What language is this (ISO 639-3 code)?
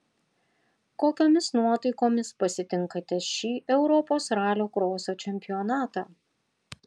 lit